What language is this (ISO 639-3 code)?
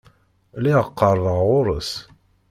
kab